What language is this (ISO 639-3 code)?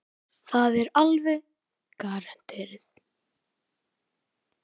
isl